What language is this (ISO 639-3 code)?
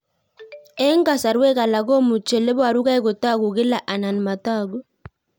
kln